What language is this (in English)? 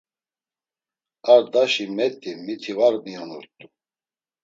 Laz